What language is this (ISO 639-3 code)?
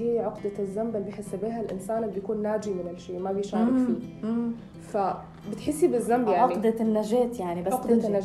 ara